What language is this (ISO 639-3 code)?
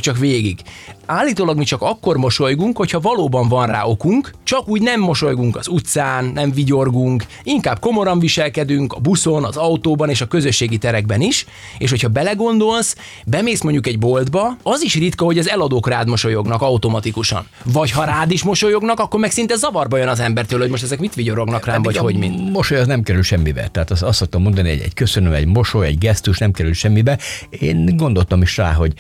hun